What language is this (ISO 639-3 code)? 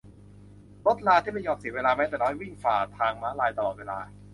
tha